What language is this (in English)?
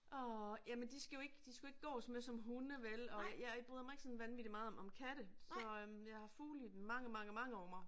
Danish